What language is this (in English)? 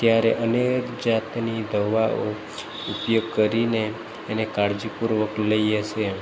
Gujarati